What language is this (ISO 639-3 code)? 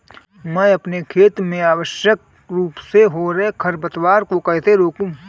hin